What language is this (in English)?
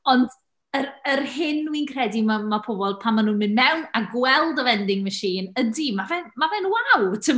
Welsh